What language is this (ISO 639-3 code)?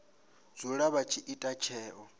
ven